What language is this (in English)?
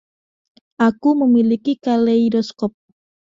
Indonesian